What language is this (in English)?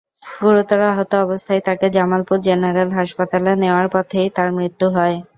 Bangla